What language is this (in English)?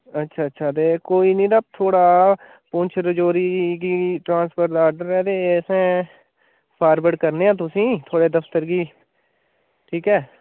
Dogri